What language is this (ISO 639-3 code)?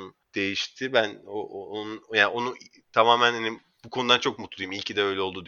tur